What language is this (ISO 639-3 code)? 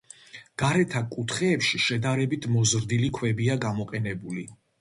kat